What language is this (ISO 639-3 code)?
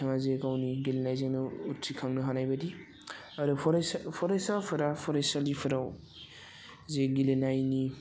brx